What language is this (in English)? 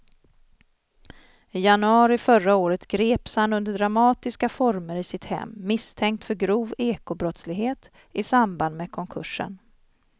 Swedish